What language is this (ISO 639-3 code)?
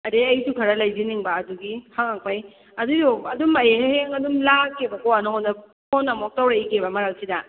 mni